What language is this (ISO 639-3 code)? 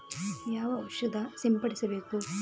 kan